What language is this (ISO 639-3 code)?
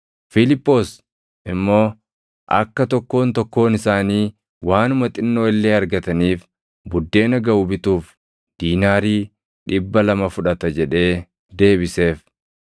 orm